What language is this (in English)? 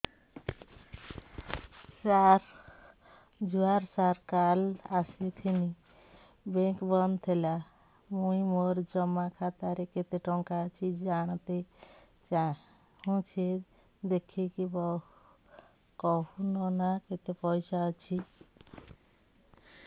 Odia